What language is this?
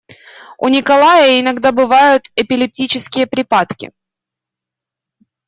Russian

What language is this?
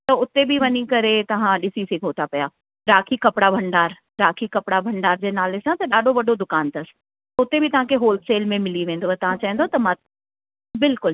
Sindhi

